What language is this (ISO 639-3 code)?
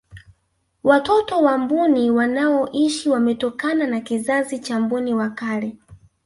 swa